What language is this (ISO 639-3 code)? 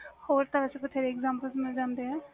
pan